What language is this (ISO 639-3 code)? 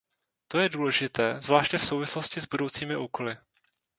ces